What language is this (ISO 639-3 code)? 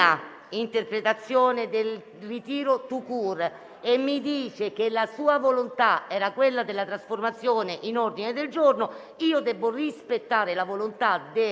ita